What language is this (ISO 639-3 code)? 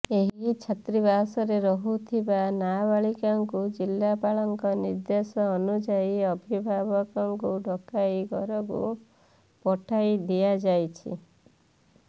ori